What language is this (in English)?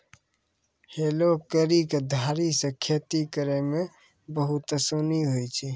Maithili